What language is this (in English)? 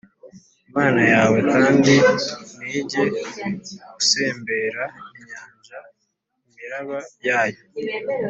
Kinyarwanda